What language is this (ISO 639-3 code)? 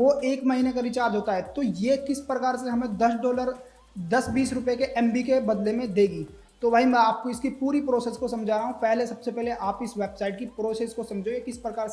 hin